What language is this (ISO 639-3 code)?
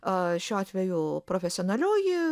lit